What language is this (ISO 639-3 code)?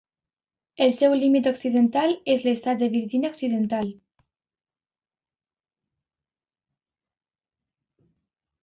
cat